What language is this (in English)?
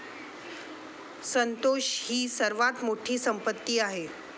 Marathi